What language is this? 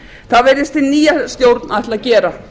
Icelandic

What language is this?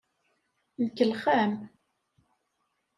Kabyle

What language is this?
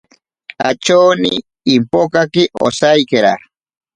Ashéninka Perené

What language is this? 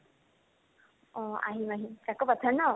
Assamese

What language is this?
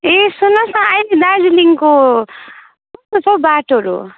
Nepali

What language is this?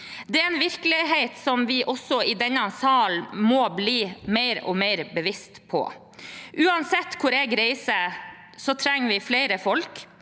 Norwegian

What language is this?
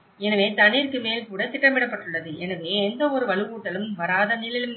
Tamil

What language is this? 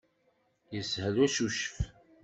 Kabyle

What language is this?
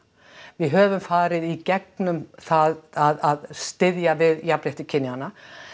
Icelandic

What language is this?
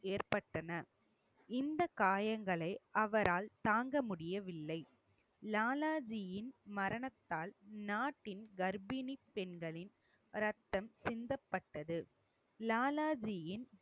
Tamil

